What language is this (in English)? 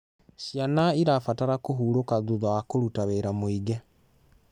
Kikuyu